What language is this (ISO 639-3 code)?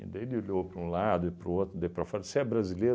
por